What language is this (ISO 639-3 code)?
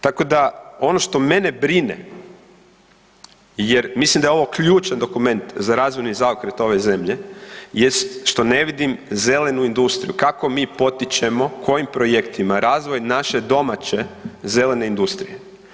hrv